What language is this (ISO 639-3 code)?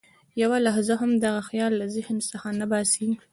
pus